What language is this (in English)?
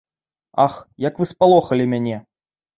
Belarusian